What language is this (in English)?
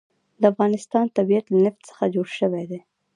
Pashto